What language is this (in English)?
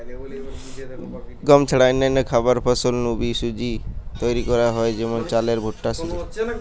Bangla